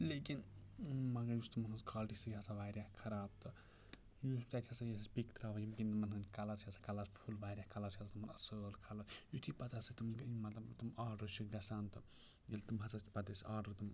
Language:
Kashmiri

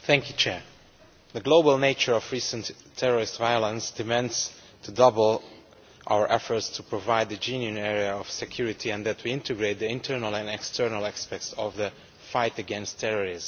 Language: English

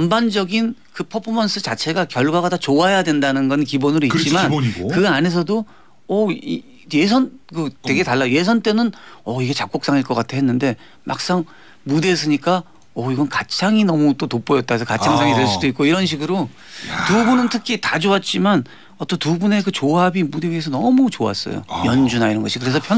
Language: Korean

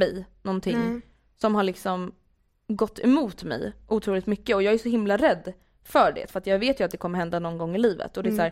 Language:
Swedish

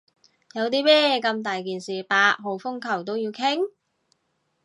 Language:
Cantonese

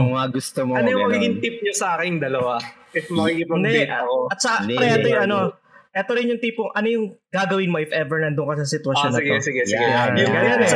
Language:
Filipino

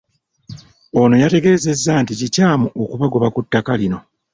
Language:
Ganda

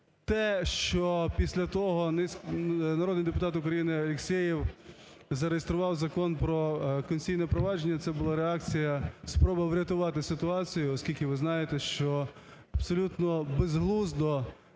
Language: Ukrainian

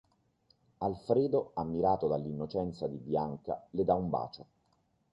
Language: Italian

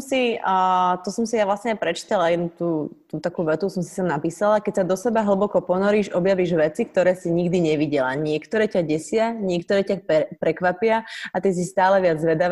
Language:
Slovak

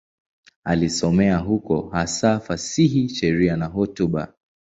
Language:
Swahili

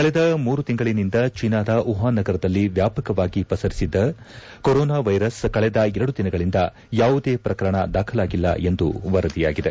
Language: Kannada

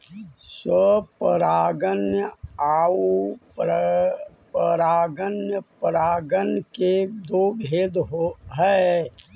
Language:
Magahi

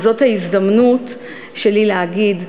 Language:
Hebrew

